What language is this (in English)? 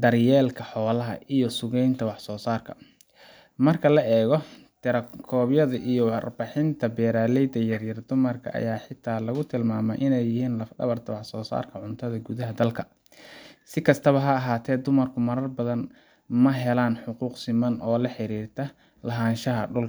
Somali